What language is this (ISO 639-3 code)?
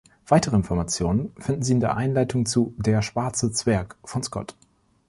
deu